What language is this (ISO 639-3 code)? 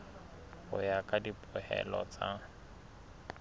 sot